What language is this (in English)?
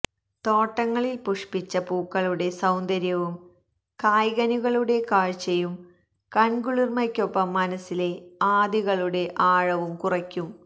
Malayalam